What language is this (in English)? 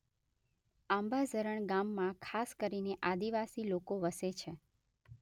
Gujarati